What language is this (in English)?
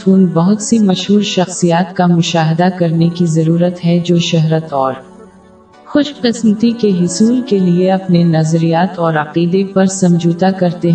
Urdu